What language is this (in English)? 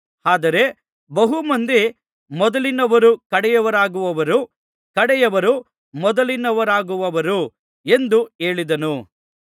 Kannada